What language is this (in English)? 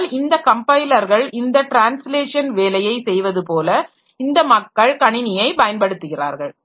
Tamil